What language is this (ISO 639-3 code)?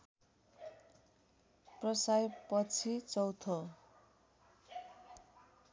nep